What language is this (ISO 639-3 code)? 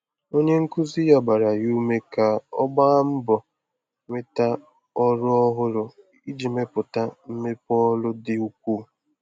ibo